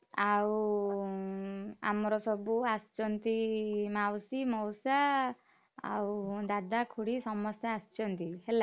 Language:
Odia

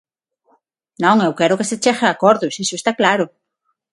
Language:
Galician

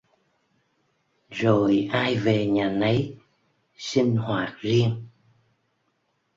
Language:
Vietnamese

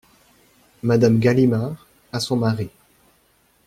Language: French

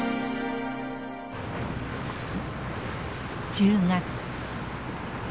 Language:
Japanese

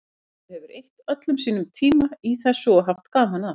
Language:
Icelandic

